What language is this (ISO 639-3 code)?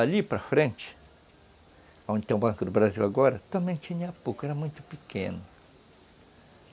por